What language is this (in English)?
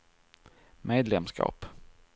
Swedish